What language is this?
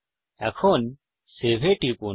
Bangla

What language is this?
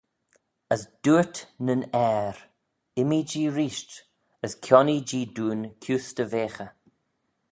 Manx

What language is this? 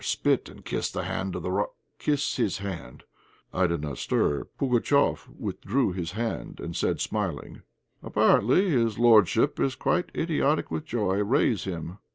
English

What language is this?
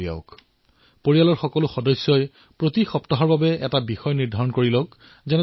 Assamese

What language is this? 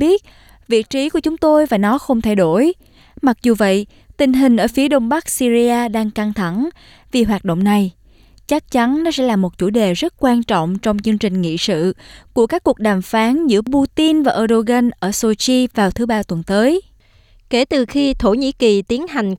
Vietnamese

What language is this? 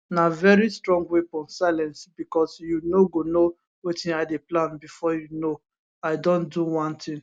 Nigerian Pidgin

